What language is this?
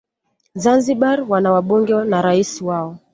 Swahili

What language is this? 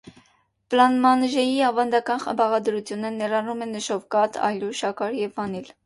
Armenian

